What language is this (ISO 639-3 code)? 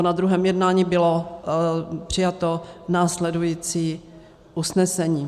ces